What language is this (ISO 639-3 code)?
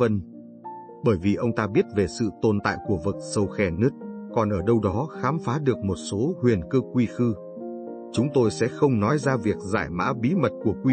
vie